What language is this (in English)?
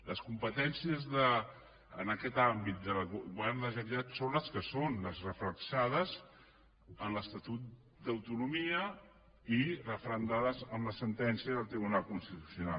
Catalan